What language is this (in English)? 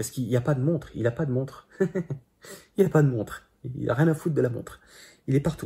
French